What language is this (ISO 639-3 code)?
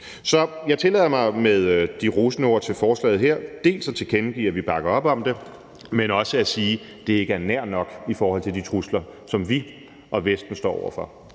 dan